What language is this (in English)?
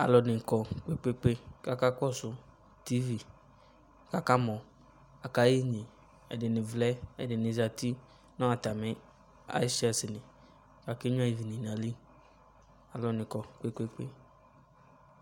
Ikposo